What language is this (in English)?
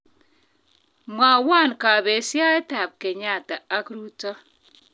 Kalenjin